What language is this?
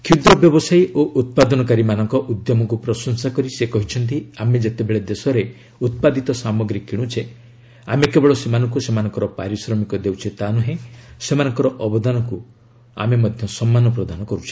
Odia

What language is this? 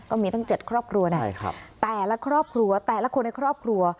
Thai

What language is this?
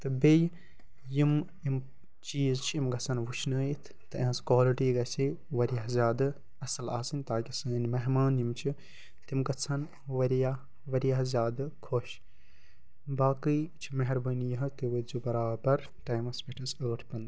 Kashmiri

